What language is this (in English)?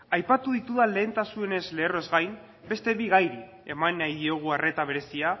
Basque